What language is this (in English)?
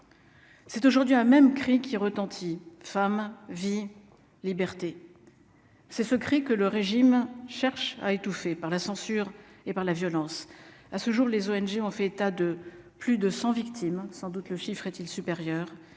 French